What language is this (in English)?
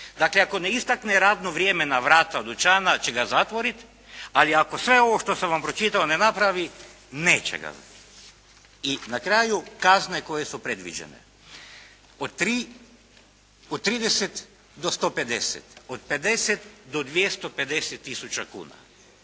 Croatian